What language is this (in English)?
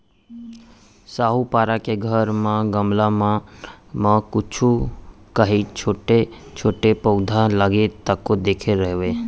Chhattisgarhi